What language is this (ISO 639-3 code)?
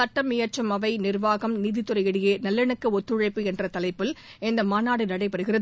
tam